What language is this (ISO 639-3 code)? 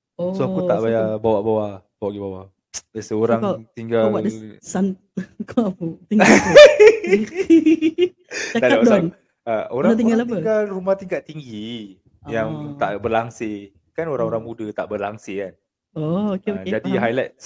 msa